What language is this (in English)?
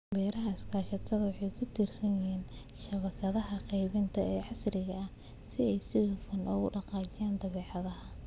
Somali